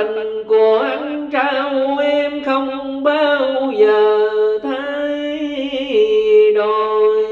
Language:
Vietnamese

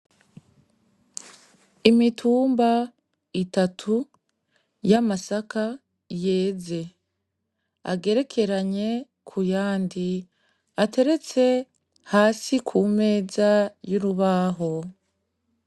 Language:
Rundi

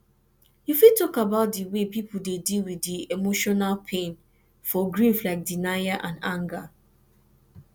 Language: Nigerian Pidgin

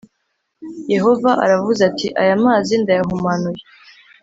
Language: Kinyarwanda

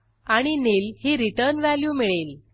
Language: Marathi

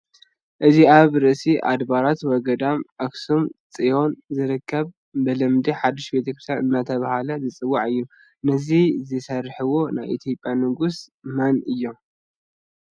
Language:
Tigrinya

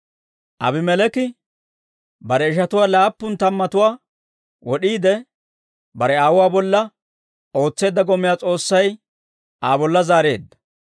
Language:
Dawro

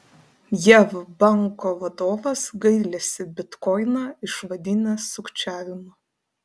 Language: Lithuanian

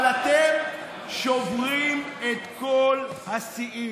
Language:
Hebrew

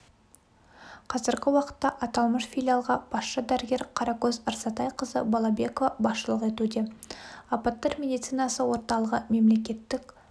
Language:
Kazakh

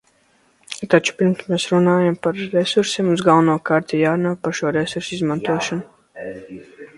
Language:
Latvian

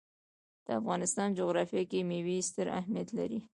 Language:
Pashto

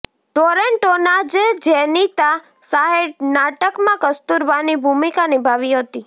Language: Gujarati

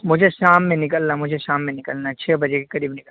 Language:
Urdu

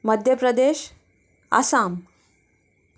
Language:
Konkani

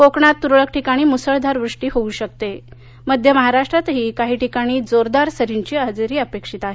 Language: Marathi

